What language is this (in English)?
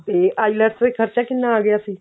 Punjabi